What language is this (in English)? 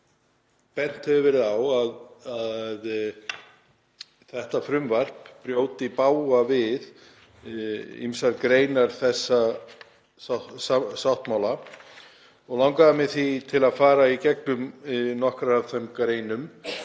Icelandic